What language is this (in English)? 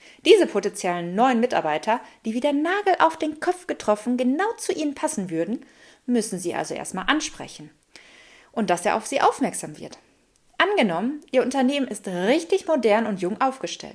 German